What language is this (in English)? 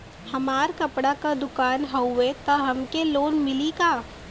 Bhojpuri